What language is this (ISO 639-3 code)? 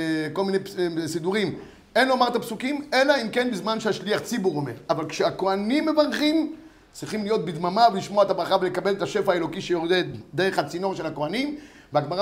heb